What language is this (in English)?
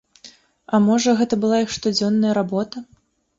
Belarusian